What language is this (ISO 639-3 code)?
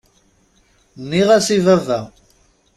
kab